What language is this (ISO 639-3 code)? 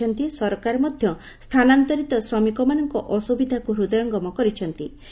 ori